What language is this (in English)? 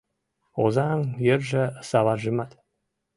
Mari